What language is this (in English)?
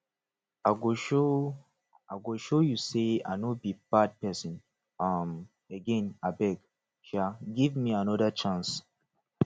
Nigerian Pidgin